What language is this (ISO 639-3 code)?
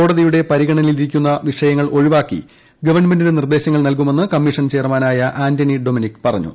mal